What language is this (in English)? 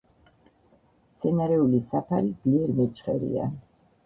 Georgian